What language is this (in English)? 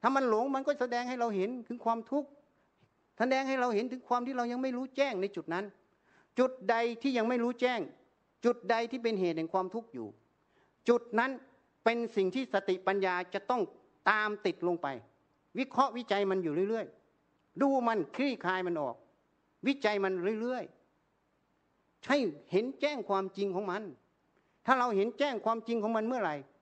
Thai